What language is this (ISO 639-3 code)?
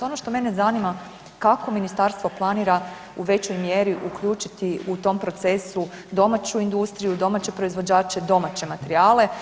hrv